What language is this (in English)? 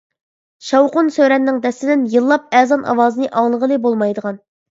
Uyghur